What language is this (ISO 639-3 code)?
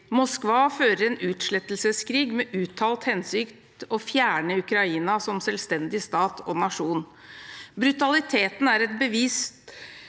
nor